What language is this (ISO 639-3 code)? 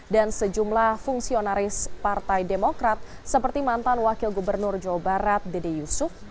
ind